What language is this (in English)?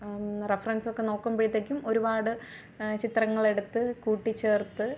Malayalam